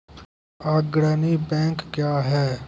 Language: Maithili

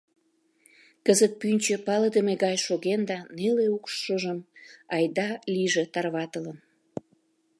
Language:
Mari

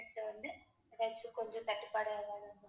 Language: Tamil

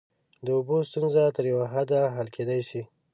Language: Pashto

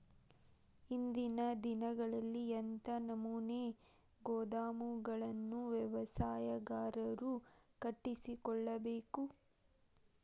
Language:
Kannada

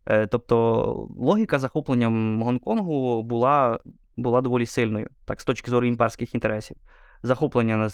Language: Ukrainian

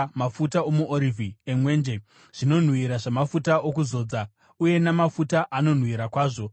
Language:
Shona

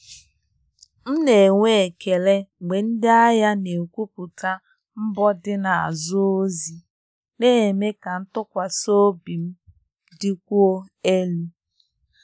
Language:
Igbo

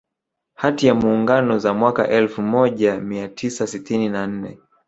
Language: Swahili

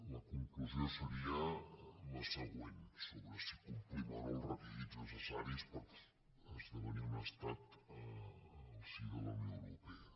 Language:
Catalan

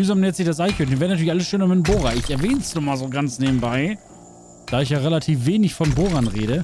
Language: German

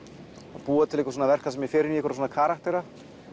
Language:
Icelandic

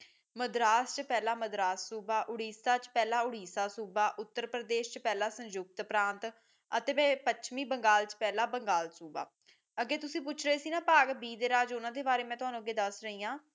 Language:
Punjabi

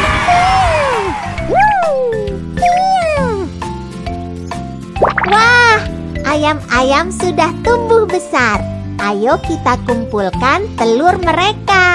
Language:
Indonesian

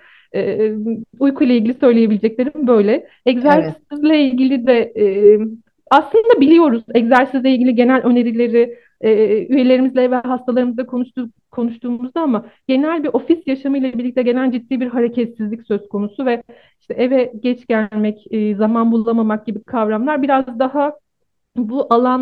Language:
Turkish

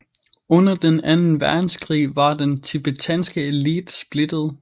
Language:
Danish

